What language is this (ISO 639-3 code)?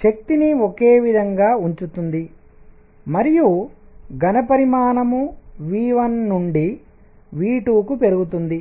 tel